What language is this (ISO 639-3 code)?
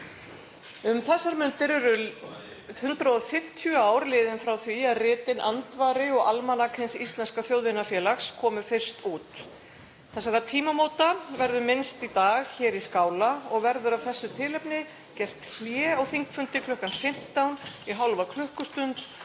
isl